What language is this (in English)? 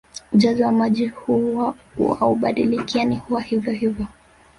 Swahili